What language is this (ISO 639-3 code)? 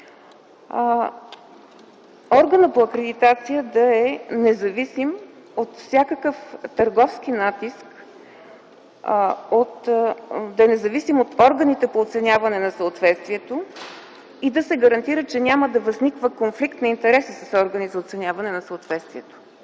bul